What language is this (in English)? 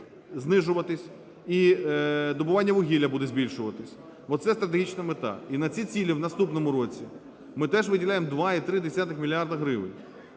Ukrainian